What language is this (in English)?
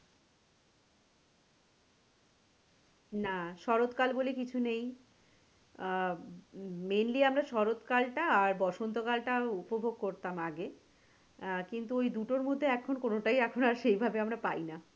Bangla